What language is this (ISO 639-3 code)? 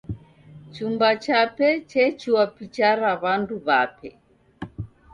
dav